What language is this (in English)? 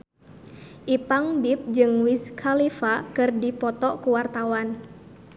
Sundanese